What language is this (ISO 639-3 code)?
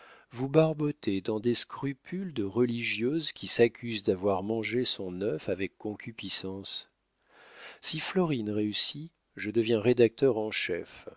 fra